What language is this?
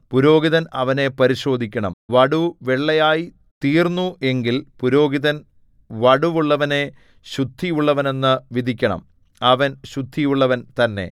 Malayalam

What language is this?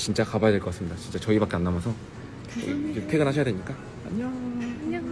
Korean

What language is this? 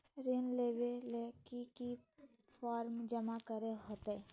Magahi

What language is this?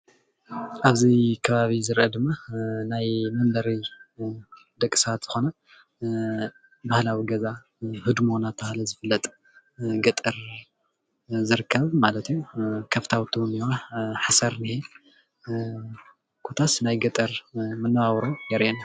Tigrinya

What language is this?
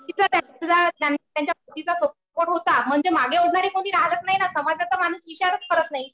Marathi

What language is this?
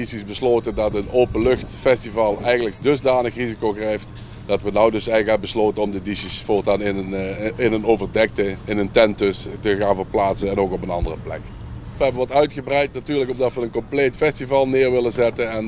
Dutch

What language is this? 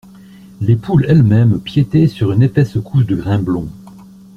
French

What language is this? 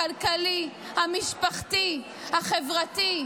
Hebrew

